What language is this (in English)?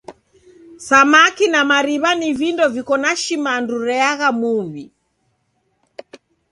Taita